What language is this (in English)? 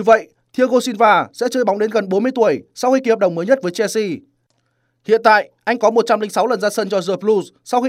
Vietnamese